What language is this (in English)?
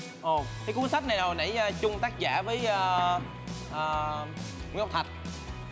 Vietnamese